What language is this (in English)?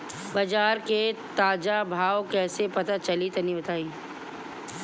Bhojpuri